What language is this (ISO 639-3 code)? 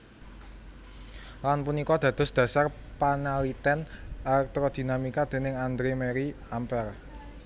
jav